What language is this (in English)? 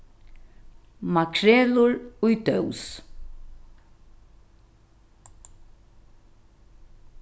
Faroese